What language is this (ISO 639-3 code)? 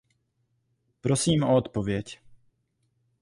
ces